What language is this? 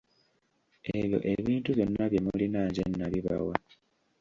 Ganda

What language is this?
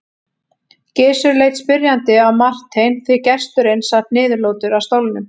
Icelandic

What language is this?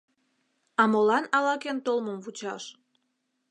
Mari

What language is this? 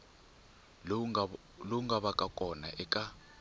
Tsonga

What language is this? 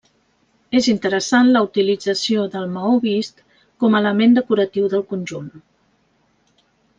Catalan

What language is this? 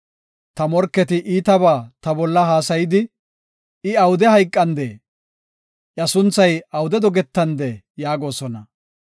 Gofa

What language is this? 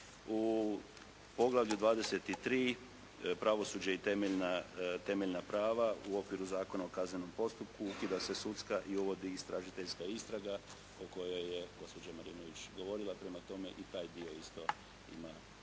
Croatian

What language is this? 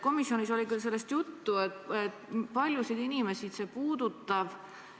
Estonian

